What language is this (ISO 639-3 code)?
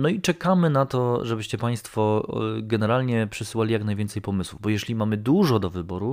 pol